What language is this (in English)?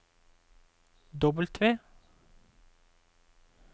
Norwegian